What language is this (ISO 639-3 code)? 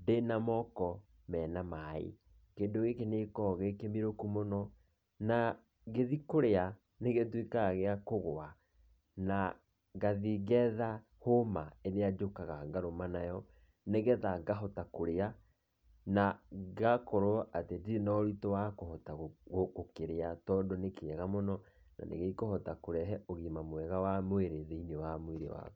kik